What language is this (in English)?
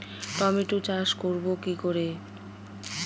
Bangla